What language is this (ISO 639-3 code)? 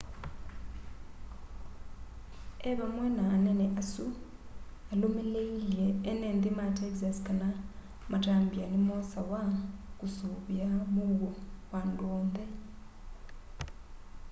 kam